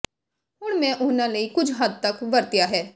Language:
Punjabi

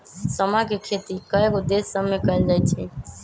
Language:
Magahi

